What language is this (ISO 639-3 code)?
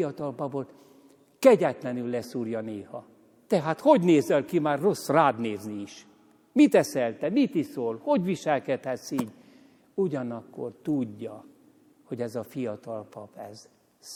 hun